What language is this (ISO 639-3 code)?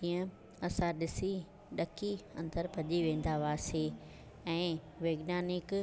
snd